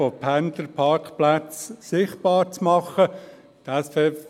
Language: Swiss German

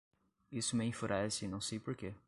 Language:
Portuguese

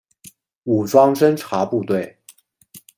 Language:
Chinese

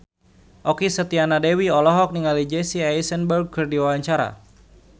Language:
Sundanese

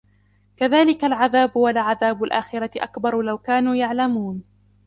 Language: Arabic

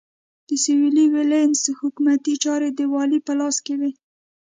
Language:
Pashto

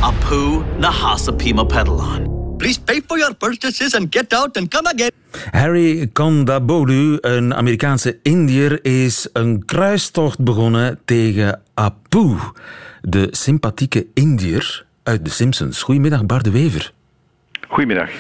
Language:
Dutch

